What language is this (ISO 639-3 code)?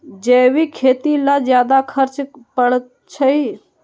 mag